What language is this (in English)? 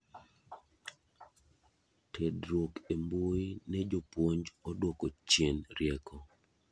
Luo (Kenya and Tanzania)